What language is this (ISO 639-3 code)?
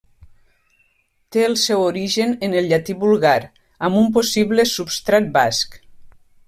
cat